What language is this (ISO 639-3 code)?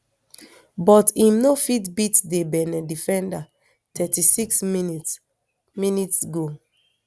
pcm